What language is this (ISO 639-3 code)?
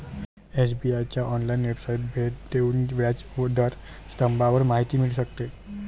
mar